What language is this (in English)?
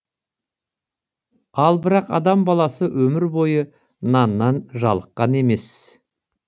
Kazakh